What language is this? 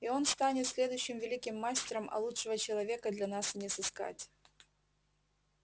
Russian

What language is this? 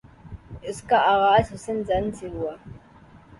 Urdu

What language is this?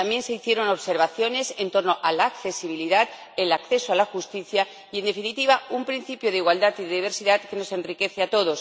Spanish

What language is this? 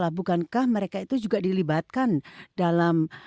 Indonesian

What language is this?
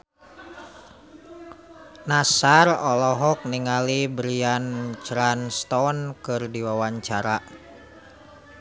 Sundanese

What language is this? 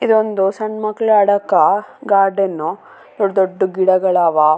Kannada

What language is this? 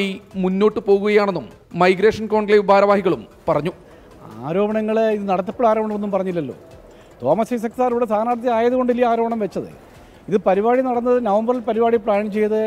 Malayalam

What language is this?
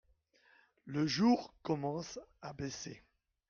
French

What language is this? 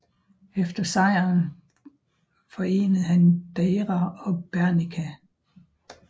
Danish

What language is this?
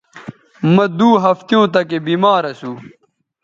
Bateri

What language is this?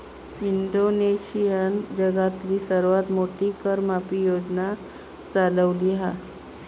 Marathi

